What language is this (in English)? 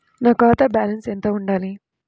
Telugu